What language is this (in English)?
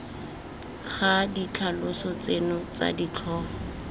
Tswana